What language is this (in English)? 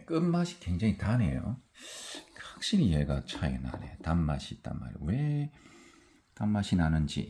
Korean